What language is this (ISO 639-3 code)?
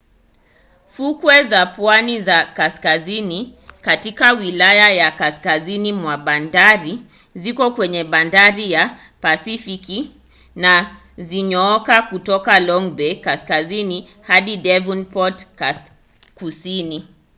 swa